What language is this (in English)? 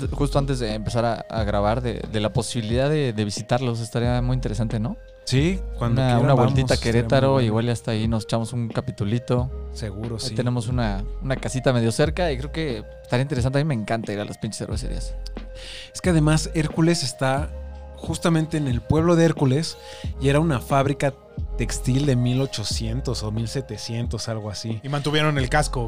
Spanish